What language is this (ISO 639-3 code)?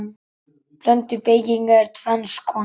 isl